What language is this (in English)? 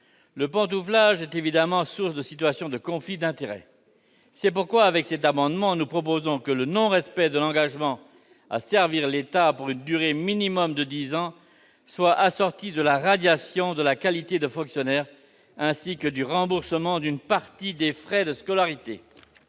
French